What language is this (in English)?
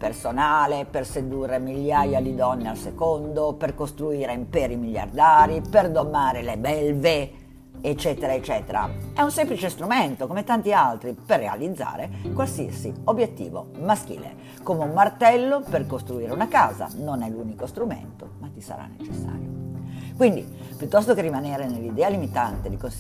Italian